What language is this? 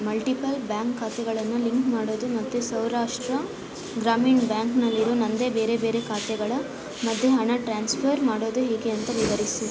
Kannada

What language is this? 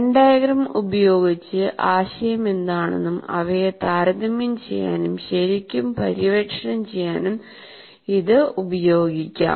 Malayalam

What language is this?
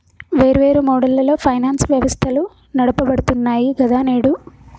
Telugu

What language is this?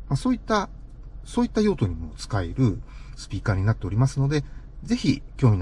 Japanese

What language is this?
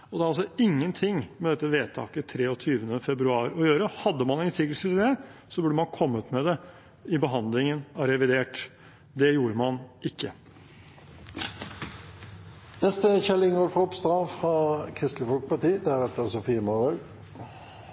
Norwegian Bokmål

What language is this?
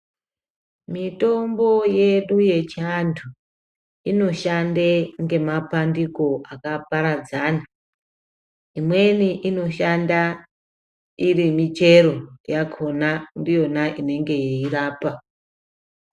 Ndau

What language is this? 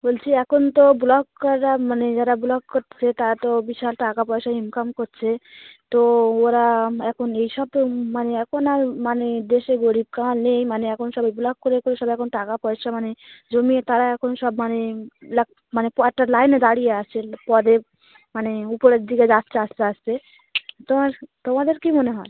Bangla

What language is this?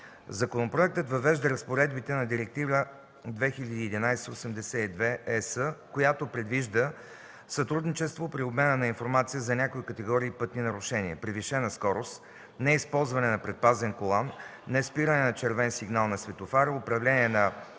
Bulgarian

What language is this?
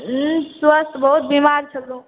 Maithili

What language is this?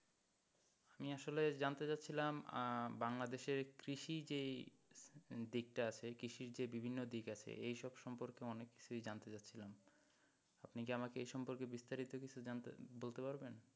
Bangla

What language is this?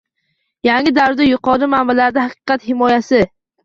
Uzbek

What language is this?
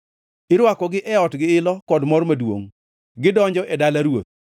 Luo (Kenya and Tanzania)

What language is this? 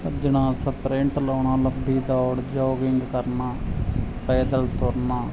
Punjabi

